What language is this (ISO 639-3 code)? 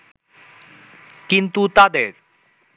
ben